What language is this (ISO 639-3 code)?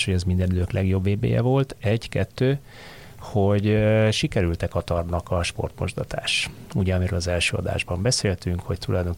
hun